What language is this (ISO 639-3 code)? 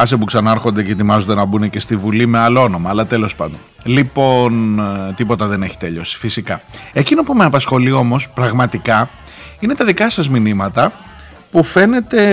ell